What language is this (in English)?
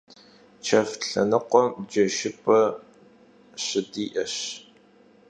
Kabardian